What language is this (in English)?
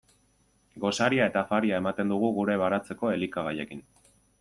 Basque